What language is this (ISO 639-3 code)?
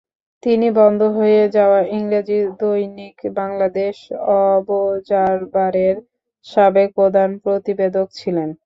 ben